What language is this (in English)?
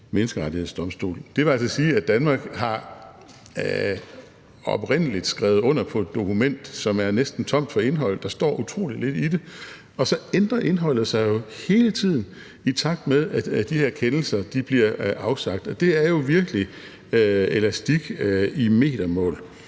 Danish